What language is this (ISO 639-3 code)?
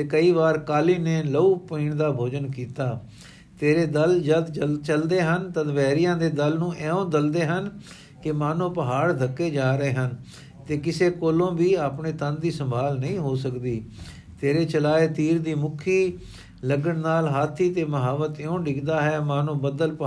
pan